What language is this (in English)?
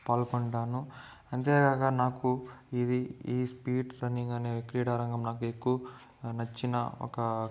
Telugu